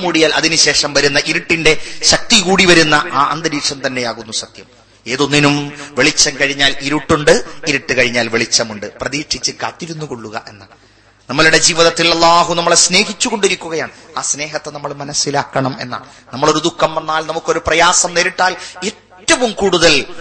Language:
Malayalam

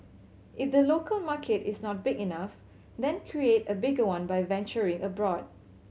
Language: English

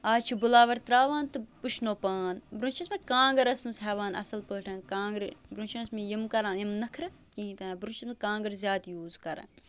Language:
Kashmiri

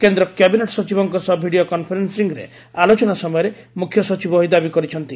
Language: Odia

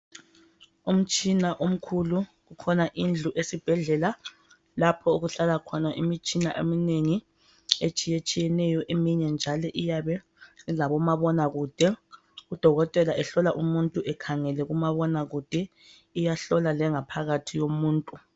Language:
North Ndebele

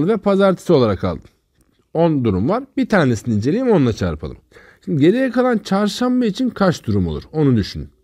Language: Turkish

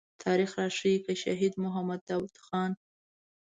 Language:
Pashto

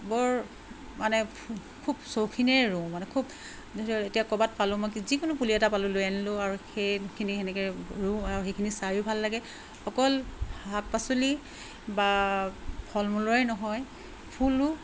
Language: Assamese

